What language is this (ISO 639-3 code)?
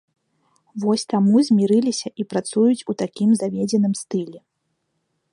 bel